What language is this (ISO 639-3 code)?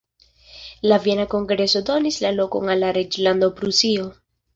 epo